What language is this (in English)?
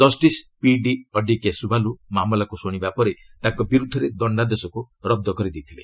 Odia